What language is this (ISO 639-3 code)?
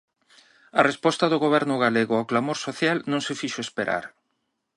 glg